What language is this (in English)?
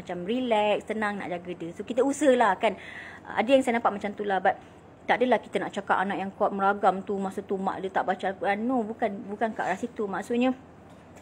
Malay